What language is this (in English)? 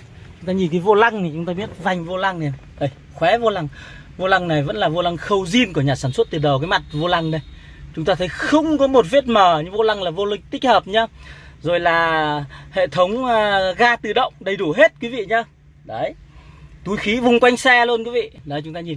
Vietnamese